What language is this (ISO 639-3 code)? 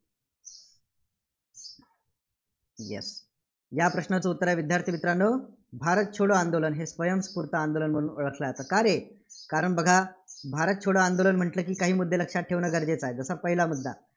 mar